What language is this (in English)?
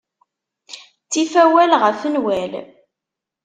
Kabyle